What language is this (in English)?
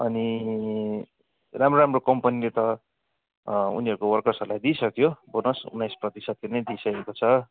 Nepali